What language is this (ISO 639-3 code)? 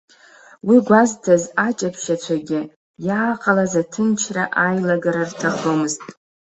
abk